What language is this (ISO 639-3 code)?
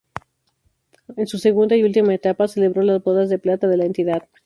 spa